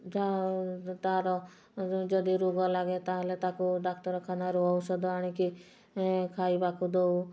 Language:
Odia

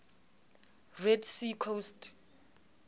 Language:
Southern Sotho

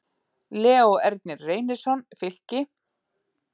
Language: Icelandic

